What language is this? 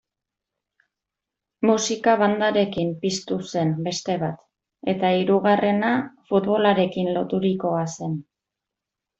Basque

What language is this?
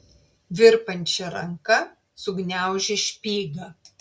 Lithuanian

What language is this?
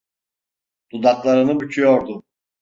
Turkish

